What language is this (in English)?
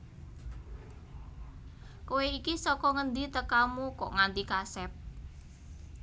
Javanese